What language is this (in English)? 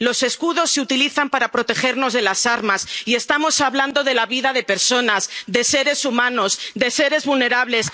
Spanish